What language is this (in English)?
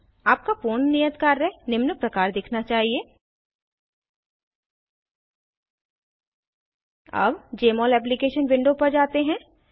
Hindi